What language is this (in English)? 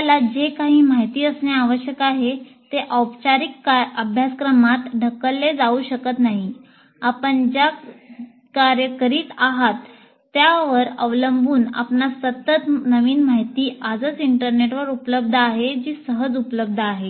Marathi